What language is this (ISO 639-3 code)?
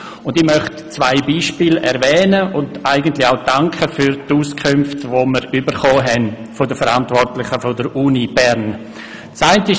gsw